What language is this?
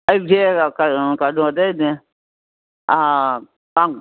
Manipuri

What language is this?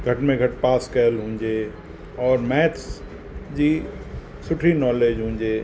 Sindhi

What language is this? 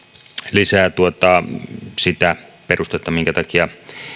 Finnish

